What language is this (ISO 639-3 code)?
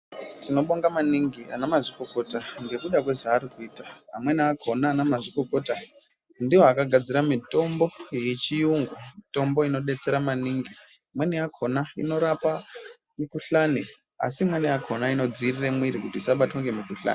ndc